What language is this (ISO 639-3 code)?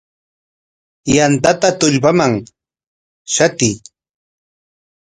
qwa